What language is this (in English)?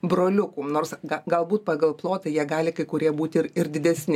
Lithuanian